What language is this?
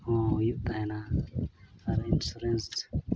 Santali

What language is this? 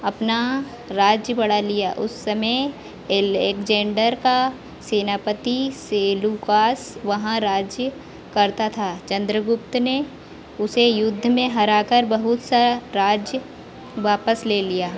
Hindi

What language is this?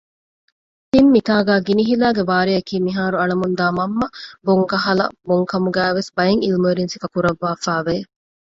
Divehi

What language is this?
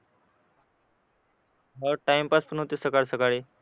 Marathi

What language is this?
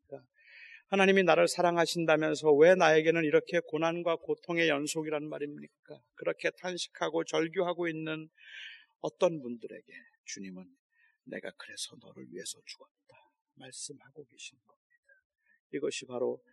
Korean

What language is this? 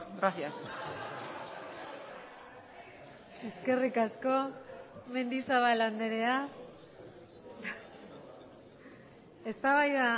Basque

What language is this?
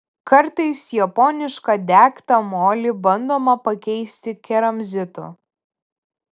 Lithuanian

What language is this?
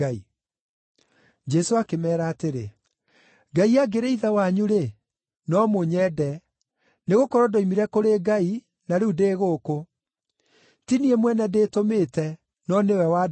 Kikuyu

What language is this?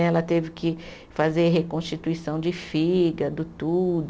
Portuguese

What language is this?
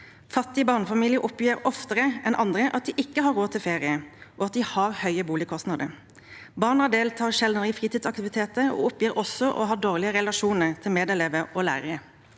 Norwegian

